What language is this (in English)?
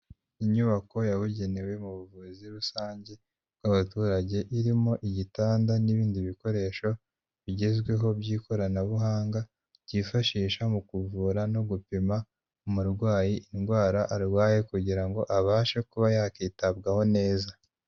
Kinyarwanda